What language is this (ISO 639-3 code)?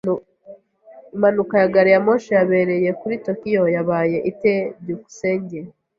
kin